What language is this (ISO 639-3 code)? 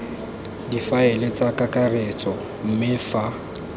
tsn